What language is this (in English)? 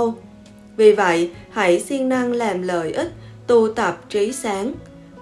Vietnamese